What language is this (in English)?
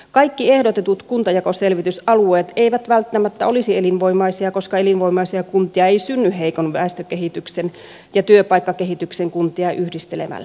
Finnish